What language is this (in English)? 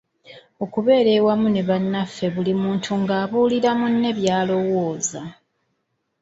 Ganda